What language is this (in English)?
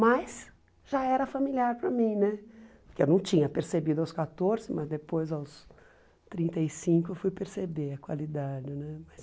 Portuguese